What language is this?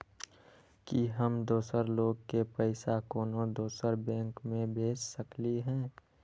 Magahi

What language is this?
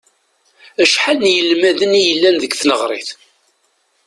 Kabyle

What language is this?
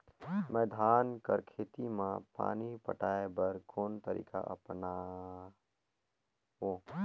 Chhattisgarhi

